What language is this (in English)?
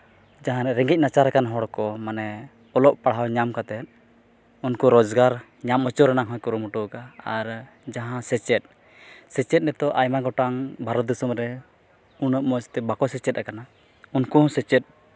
Santali